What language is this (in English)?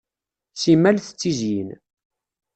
Kabyle